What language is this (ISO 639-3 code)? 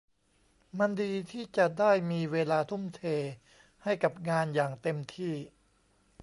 tha